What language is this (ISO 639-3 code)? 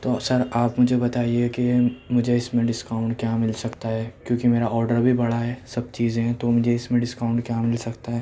urd